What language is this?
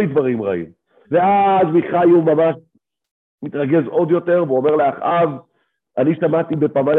Hebrew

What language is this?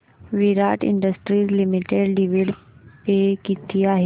Marathi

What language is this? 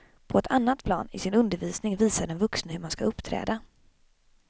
Swedish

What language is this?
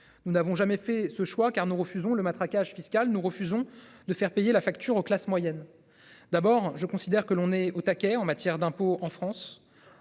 French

